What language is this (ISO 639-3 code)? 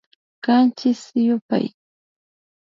qvi